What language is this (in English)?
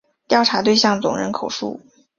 Chinese